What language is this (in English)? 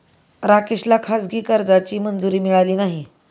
Marathi